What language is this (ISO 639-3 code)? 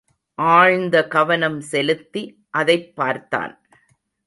tam